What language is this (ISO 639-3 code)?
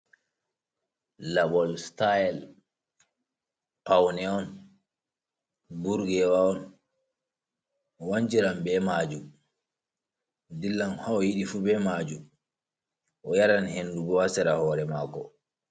ful